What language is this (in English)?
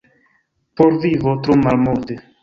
Esperanto